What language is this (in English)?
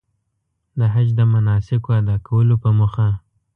Pashto